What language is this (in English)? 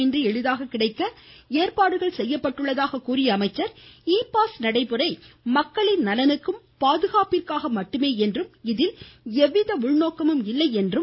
Tamil